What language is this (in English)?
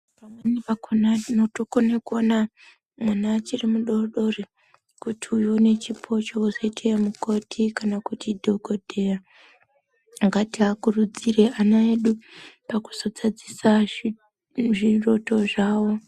Ndau